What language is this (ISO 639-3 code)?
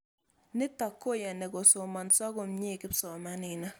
kln